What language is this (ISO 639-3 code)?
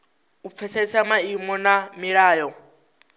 ven